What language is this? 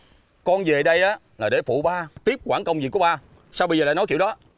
Vietnamese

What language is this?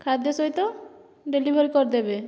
Odia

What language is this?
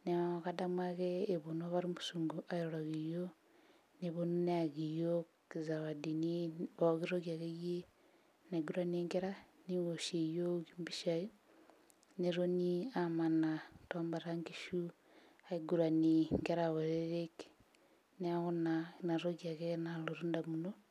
Masai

